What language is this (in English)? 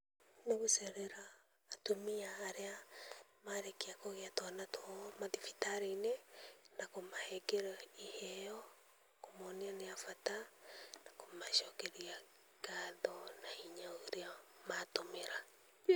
Kikuyu